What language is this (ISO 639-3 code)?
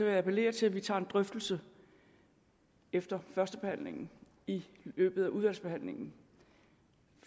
dan